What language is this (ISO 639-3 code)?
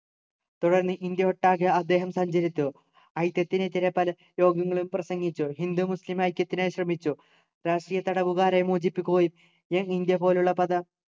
mal